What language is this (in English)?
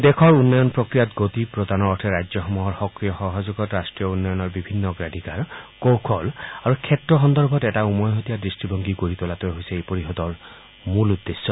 Assamese